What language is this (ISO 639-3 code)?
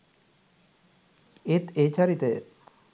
sin